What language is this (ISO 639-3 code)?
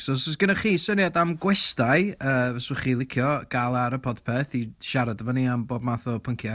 cym